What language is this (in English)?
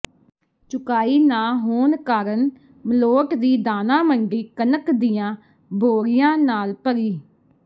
Punjabi